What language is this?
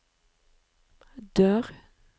Norwegian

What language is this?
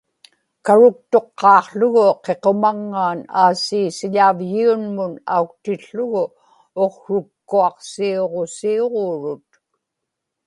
Inupiaq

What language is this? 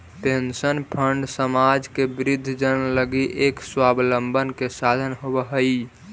Magahi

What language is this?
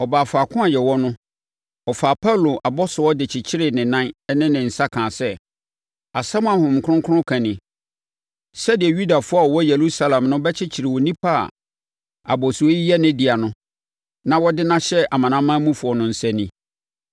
Akan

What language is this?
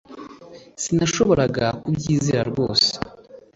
Kinyarwanda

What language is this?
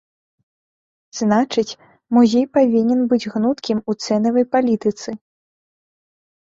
Belarusian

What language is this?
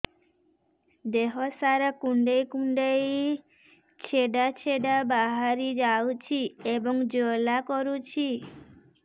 Odia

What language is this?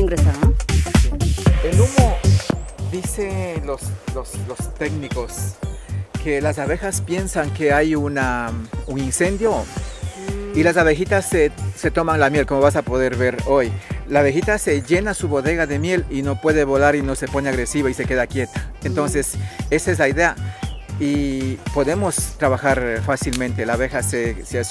Spanish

